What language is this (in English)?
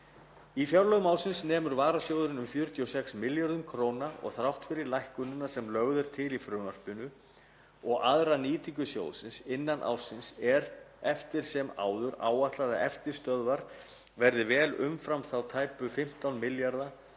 Icelandic